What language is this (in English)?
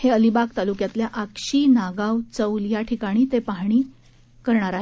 Marathi